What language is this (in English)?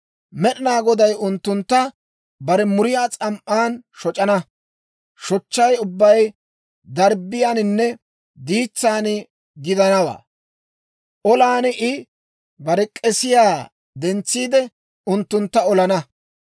Dawro